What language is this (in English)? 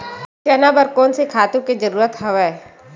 Chhattisgarhi